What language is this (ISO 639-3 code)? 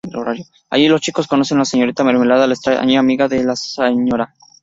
spa